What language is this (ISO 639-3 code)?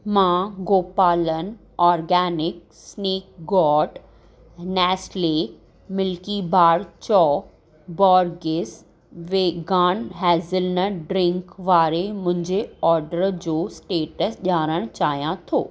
snd